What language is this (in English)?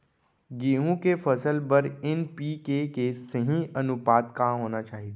Chhattisgarhi